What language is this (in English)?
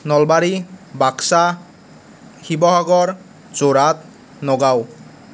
Assamese